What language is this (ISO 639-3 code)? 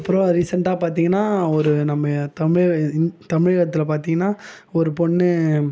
tam